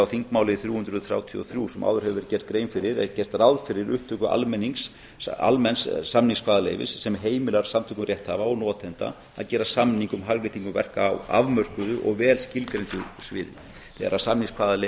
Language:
Icelandic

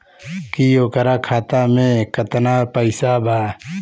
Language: Bhojpuri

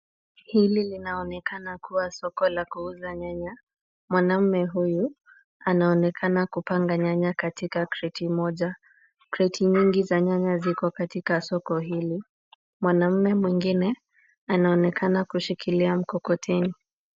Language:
Swahili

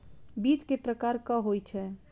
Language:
Maithili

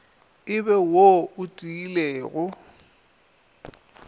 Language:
Northern Sotho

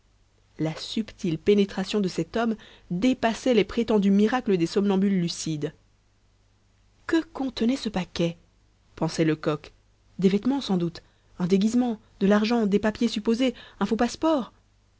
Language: French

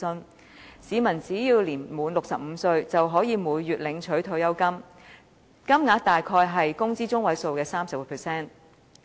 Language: Cantonese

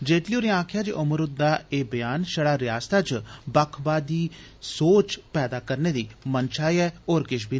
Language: Dogri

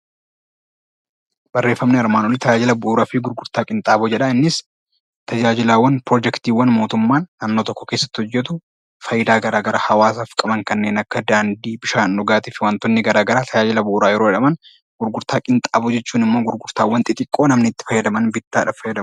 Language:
Oromo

